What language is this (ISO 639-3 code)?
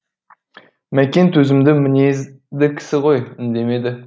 kaz